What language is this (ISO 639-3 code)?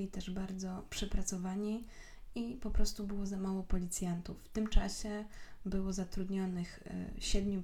pol